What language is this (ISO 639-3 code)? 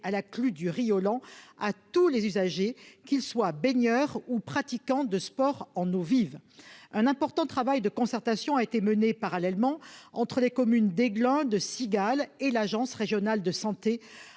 fra